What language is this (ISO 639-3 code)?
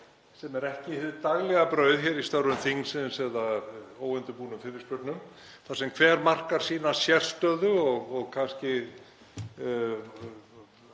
isl